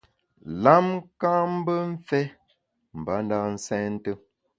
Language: Bamun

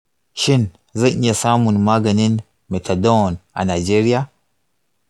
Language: Hausa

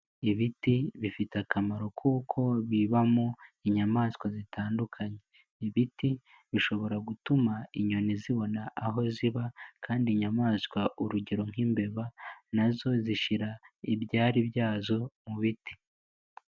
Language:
Kinyarwanda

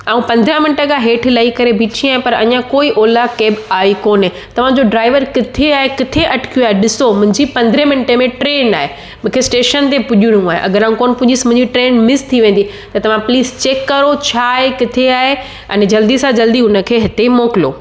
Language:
Sindhi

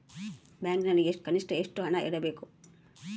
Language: Kannada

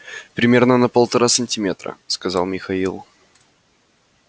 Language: Russian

